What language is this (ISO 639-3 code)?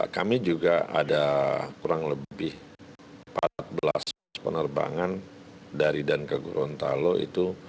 ind